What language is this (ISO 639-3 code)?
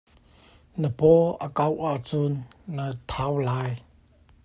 cnh